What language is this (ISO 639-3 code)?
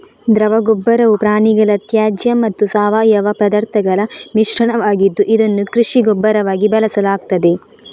kan